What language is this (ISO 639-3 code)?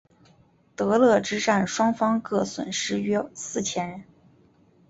zho